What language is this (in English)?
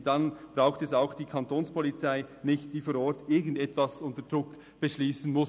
Swiss German